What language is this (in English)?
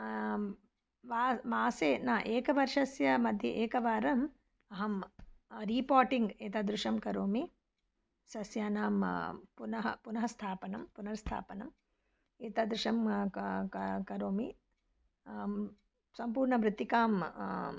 Sanskrit